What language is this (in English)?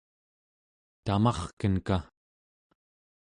Central Yupik